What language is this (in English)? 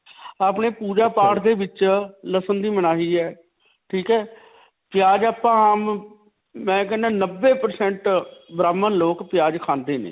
Punjabi